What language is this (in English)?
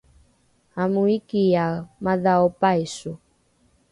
Rukai